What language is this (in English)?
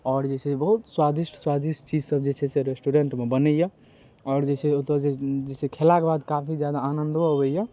Maithili